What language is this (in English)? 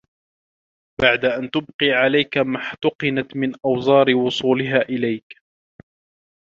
Arabic